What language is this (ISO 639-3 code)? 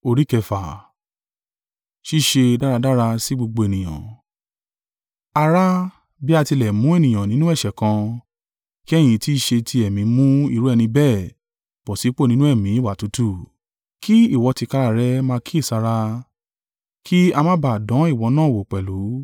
yor